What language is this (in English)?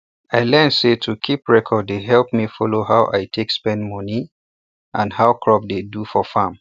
Nigerian Pidgin